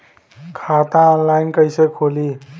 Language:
Bhojpuri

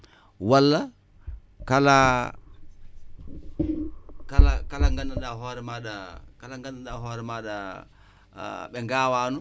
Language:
Wolof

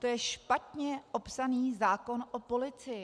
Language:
Czech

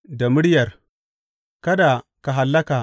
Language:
Hausa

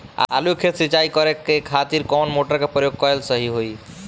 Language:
Bhojpuri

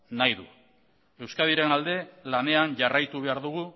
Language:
Basque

